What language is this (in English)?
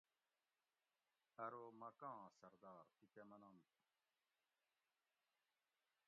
Gawri